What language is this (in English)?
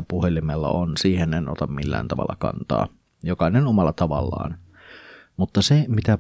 Finnish